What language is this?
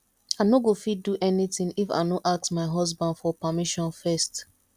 Nigerian Pidgin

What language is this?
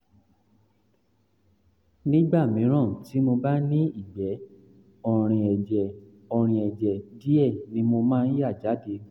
Yoruba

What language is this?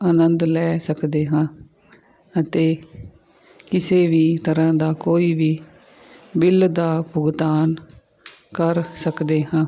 Punjabi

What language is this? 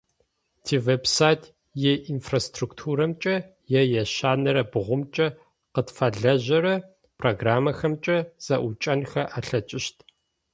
Adyghe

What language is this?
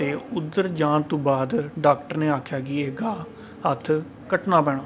Dogri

